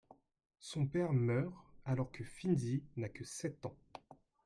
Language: French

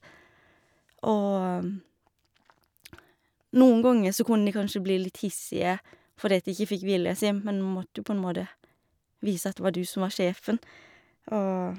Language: Norwegian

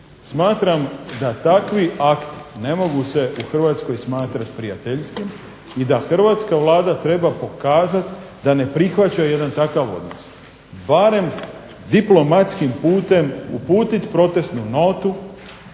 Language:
Croatian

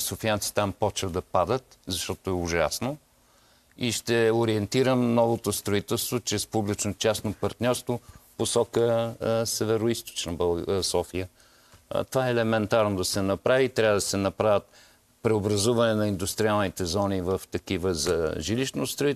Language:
Bulgarian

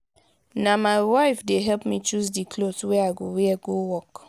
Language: Nigerian Pidgin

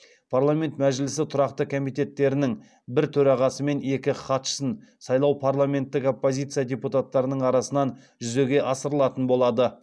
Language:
Kazakh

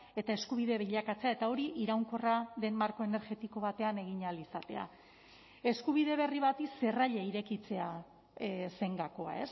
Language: Basque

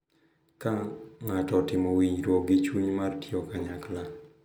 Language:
Luo (Kenya and Tanzania)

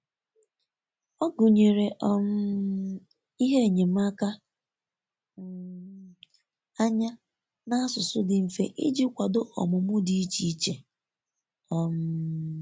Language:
Igbo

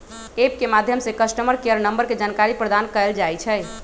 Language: Magahi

